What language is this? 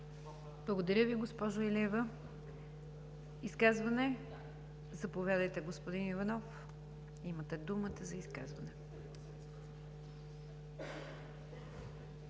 Bulgarian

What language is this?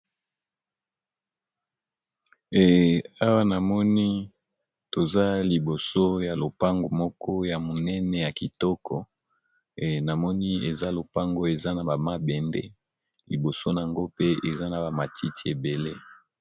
Lingala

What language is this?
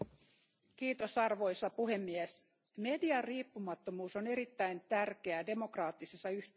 Finnish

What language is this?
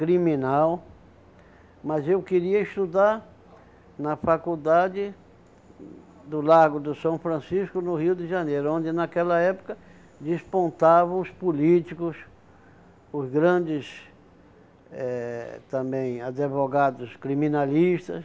Portuguese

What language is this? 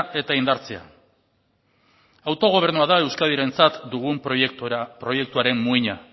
Basque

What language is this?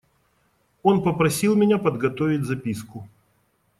Russian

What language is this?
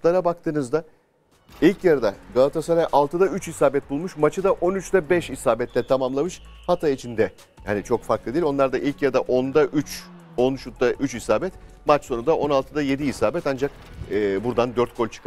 Turkish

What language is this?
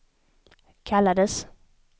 Swedish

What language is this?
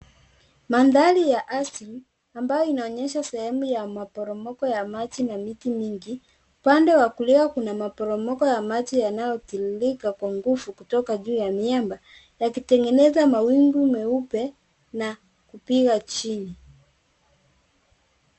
Swahili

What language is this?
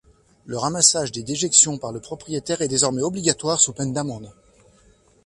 French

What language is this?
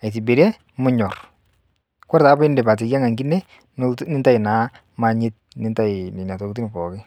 Masai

